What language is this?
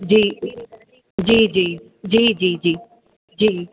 Sindhi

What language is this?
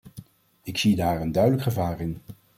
Dutch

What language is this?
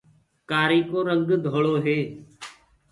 Gurgula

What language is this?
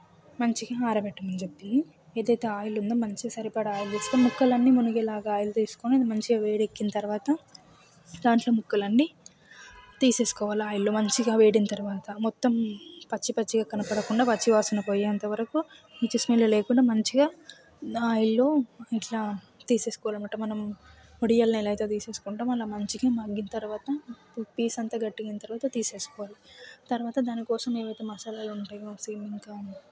Telugu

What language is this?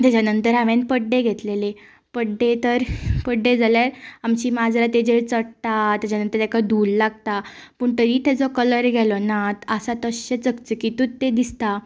Konkani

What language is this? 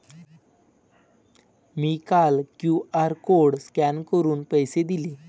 Marathi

